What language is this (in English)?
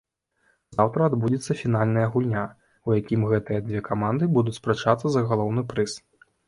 Belarusian